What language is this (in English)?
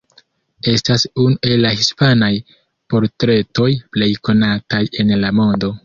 Esperanto